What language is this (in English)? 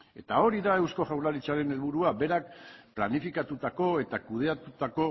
Basque